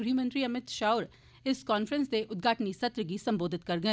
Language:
Dogri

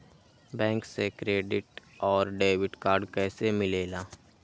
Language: Magahi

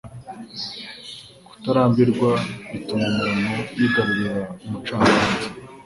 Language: Kinyarwanda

